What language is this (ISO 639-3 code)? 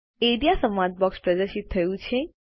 guj